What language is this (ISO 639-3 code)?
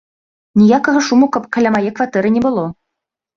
bel